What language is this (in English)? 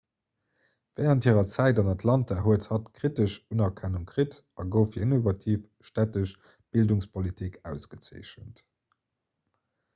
Luxembourgish